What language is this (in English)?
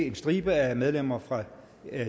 Danish